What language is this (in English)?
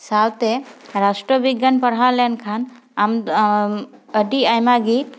Santali